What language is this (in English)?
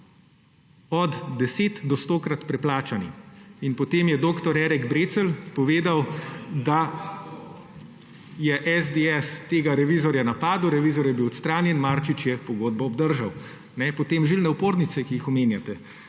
Slovenian